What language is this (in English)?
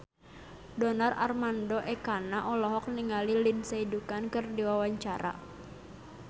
Sundanese